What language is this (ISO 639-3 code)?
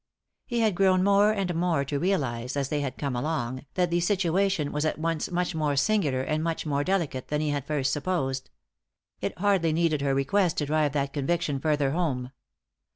eng